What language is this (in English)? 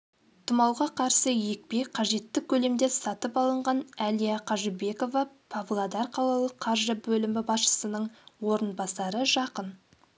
Kazakh